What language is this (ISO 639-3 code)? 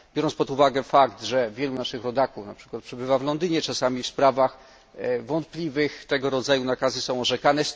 pol